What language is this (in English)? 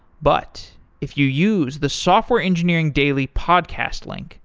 English